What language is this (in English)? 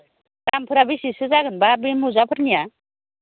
Bodo